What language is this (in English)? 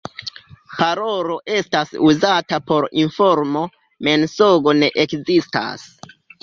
Esperanto